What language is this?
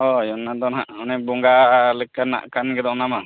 Santali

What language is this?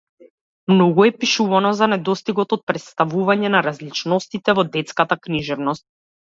Macedonian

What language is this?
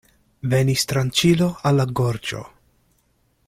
Esperanto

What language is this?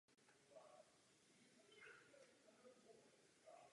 Czech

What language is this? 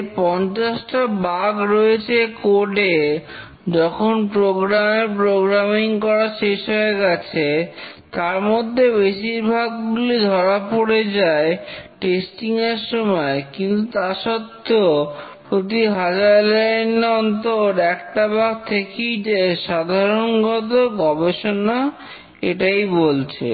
Bangla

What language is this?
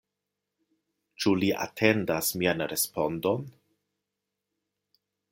Esperanto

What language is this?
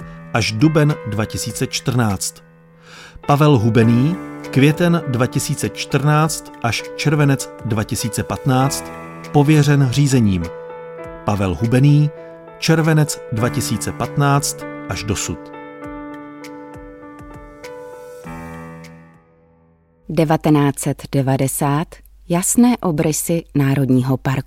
Czech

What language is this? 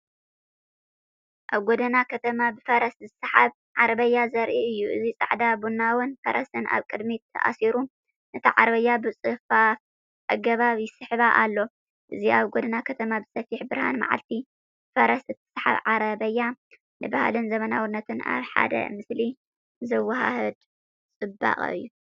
Tigrinya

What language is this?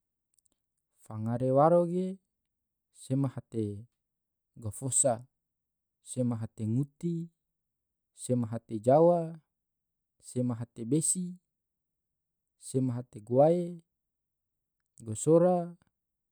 Tidore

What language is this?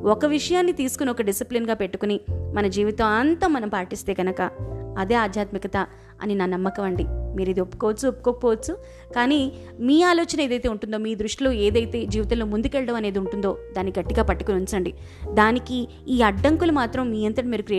Telugu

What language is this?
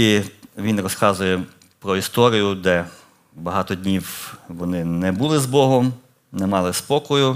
Ukrainian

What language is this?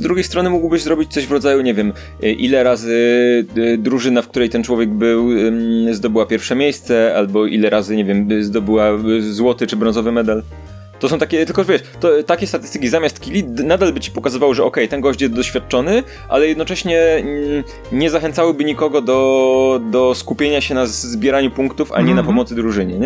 Polish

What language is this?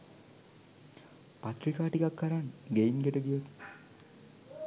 Sinhala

